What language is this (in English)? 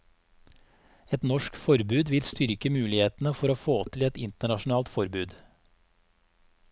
Norwegian